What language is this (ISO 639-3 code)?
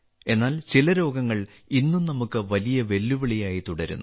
mal